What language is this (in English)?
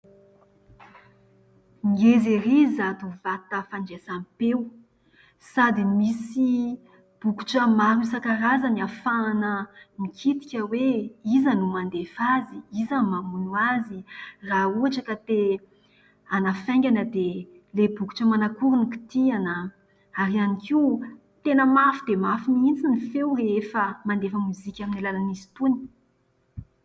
Malagasy